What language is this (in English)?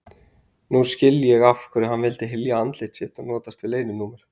Icelandic